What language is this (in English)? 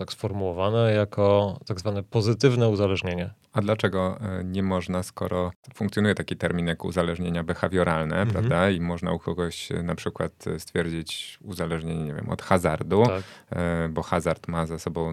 Polish